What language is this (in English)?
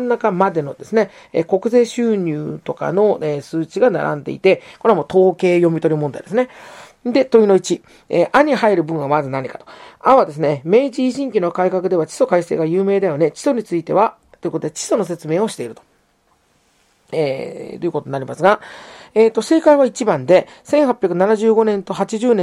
Japanese